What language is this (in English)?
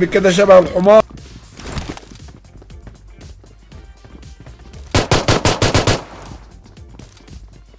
Arabic